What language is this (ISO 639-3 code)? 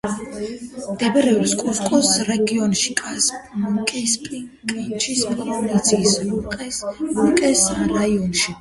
kat